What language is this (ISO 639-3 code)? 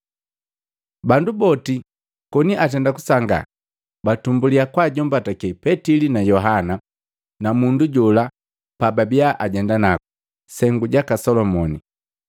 mgv